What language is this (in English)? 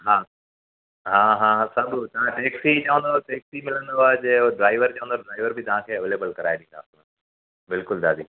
Sindhi